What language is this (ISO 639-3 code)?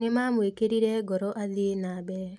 kik